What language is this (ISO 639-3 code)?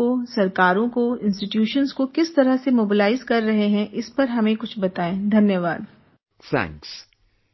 eng